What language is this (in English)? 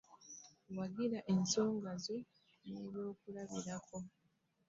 Ganda